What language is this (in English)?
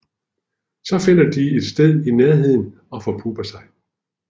Danish